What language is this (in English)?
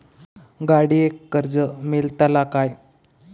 Marathi